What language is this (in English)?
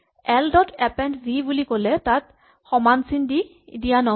Assamese